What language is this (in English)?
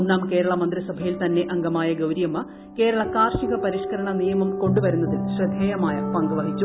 Malayalam